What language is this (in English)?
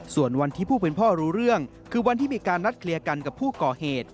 Thai